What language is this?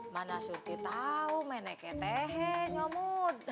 Indonesian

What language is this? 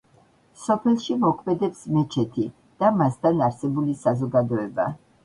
Georgian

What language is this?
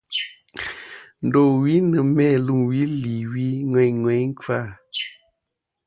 Kom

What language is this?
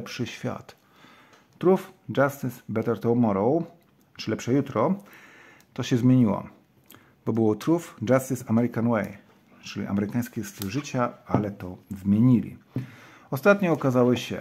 Polish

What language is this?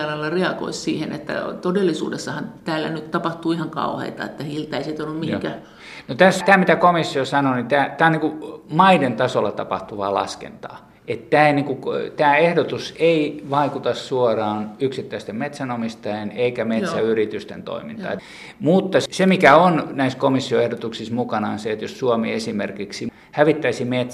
Finnish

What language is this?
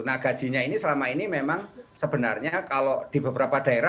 Indonesian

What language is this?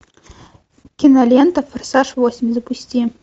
Russian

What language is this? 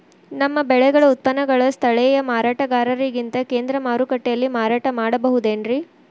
Kannada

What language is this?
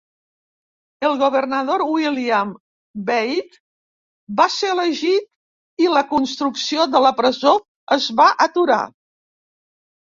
Catalan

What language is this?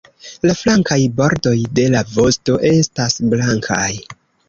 Esperanto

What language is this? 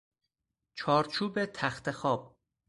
Persian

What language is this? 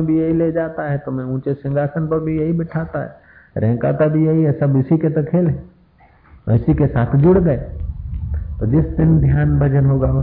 Hindi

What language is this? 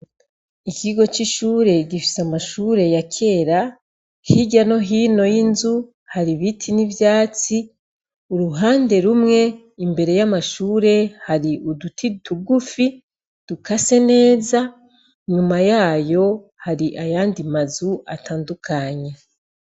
Rundi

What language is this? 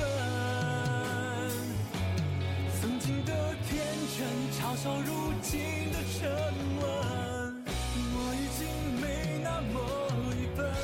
Chinese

